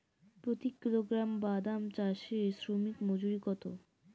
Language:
Bangla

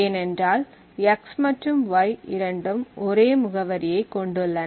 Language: Tamil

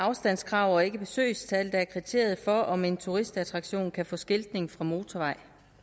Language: Danish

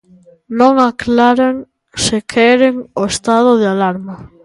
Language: Galician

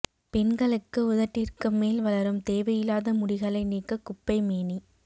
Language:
Tamil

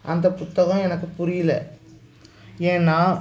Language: Tamil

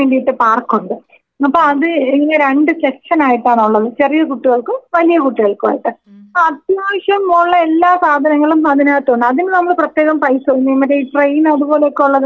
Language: Malayalam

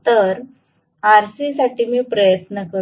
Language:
Marathi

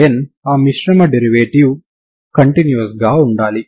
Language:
Telugu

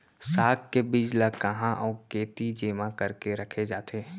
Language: Chhattisgarhi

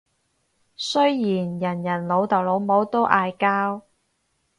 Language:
Cantonese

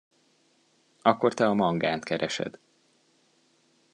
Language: Hungarian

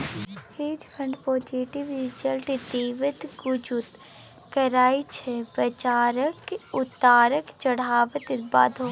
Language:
Maithili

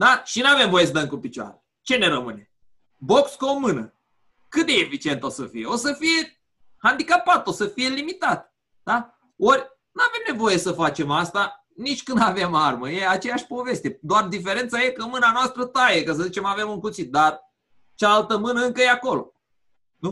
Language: Romanian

